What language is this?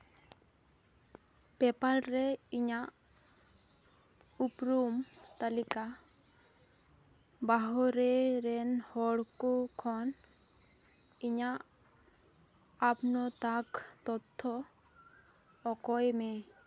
Santali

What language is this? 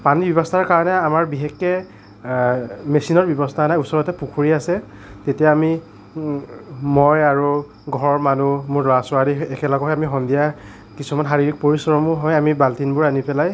Assamese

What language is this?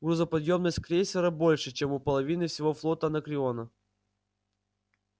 Russian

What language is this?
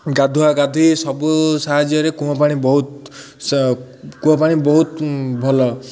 Odia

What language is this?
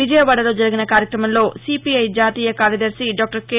Telugu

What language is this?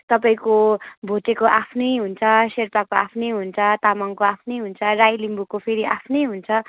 Nepali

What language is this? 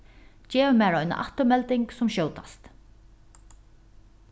Faroese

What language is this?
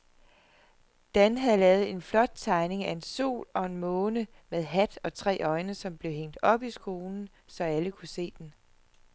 Danish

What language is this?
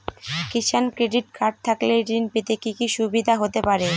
Bangla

